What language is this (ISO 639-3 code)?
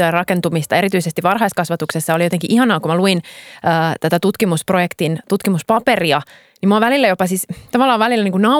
fin